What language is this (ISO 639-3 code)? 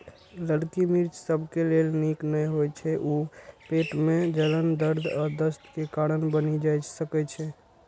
mai